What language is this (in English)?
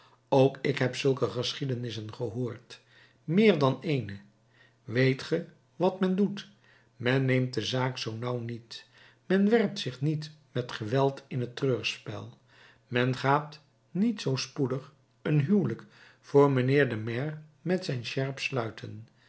Dutch